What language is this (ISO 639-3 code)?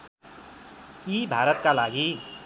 nep